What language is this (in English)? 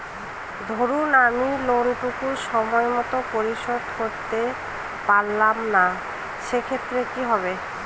Bangla